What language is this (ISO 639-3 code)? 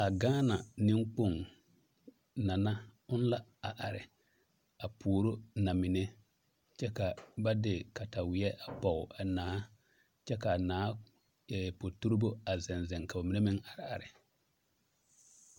dga